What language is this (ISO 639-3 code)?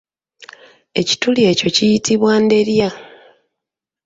lug